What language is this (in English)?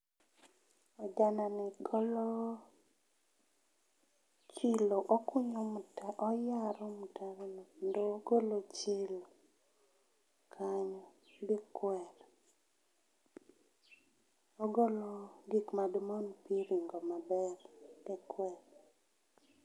Luo (Kenya and Tanzania)